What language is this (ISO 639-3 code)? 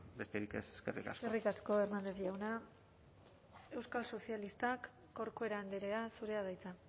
eus